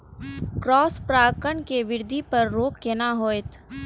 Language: Maithili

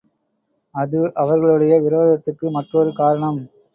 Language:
Tamil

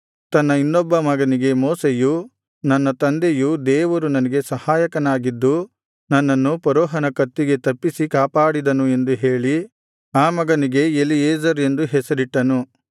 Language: Kannada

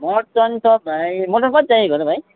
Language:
Nepali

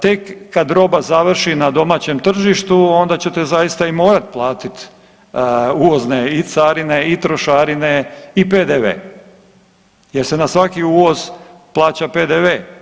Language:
Croatian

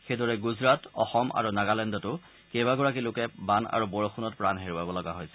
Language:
Assamese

